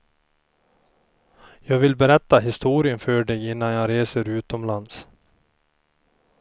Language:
Swedish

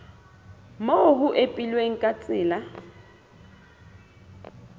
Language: Southern Sotho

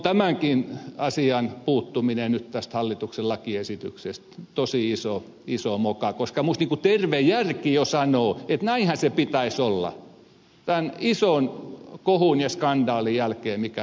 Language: Finnish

